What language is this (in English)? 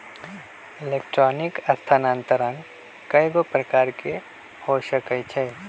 Magahi